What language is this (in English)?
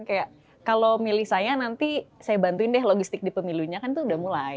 Indonesian